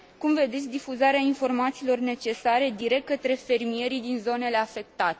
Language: Romanian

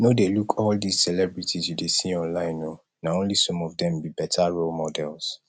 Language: Nigerian Pidgin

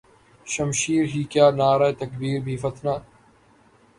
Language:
Urdu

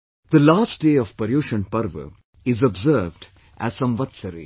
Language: English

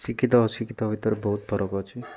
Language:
Odia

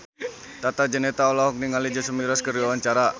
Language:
Sundanese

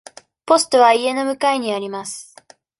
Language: Japanese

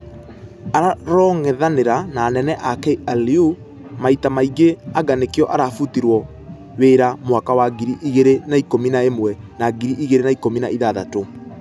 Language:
Kikuyu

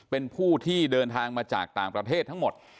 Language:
Thai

